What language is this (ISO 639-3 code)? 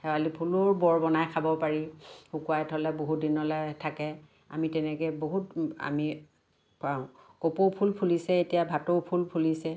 asm